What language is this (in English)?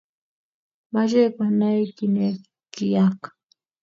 Kalenjin